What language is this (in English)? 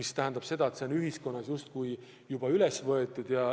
Estonian